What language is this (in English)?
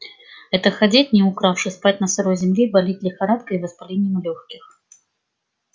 Russian